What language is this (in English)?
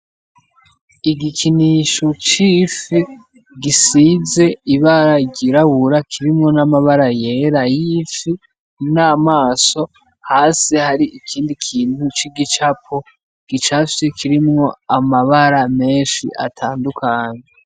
Rundi